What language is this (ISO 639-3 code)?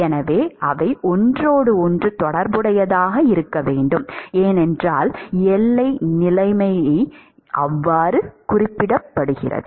tam